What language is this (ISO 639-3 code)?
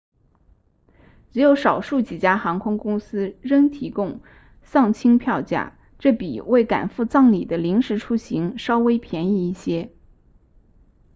zho